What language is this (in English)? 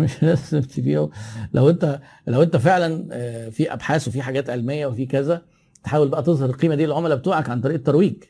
Arabic